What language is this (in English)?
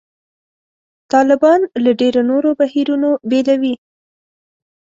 Pashto